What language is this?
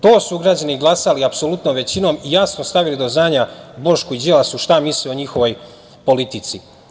Serbian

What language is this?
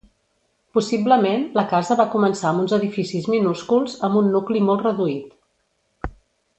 Catalan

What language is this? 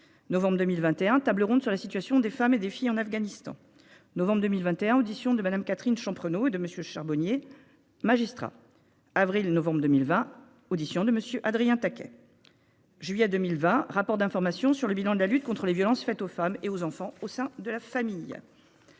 French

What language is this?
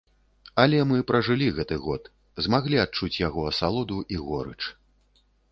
Belarusian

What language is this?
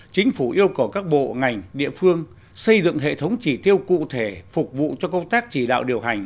Vietnamese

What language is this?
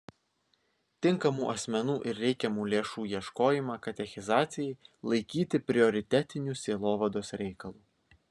Lithuanian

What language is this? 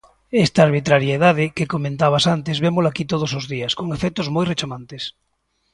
Galician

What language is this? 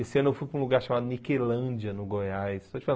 Portuguese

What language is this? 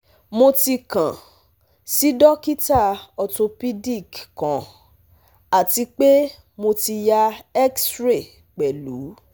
Yoruba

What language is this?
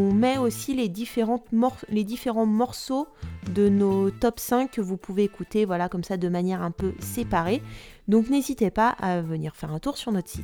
French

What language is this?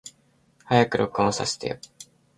Japanese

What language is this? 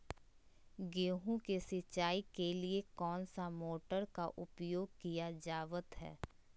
Magahi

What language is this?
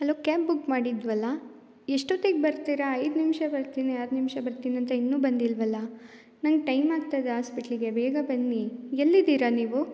Kannada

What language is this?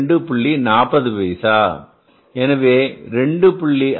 Tamil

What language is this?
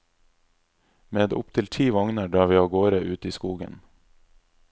Norwegian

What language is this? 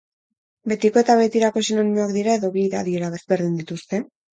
Basque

